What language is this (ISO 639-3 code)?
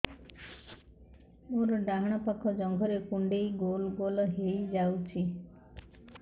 ori